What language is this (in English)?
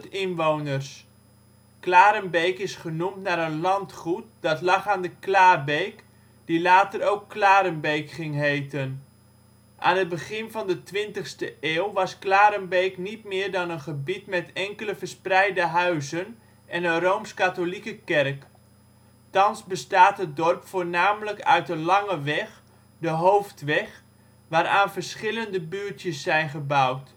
Dutch